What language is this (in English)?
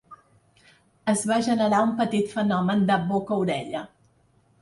Catalan